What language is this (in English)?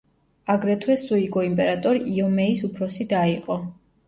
Georgian